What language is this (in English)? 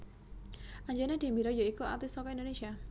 Javanese